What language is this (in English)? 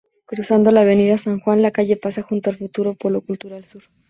Spanish